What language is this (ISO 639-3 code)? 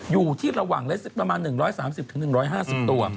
tha